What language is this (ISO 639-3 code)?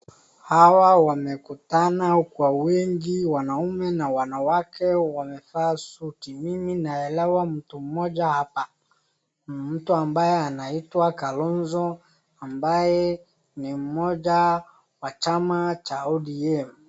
swa